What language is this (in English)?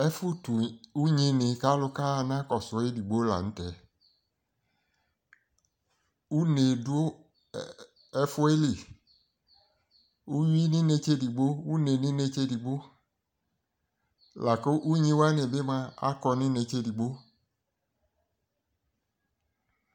Ikposo